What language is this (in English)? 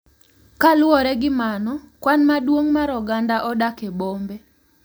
Luo (Kenya and Tanzania)